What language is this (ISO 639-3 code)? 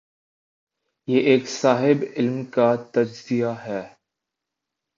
urd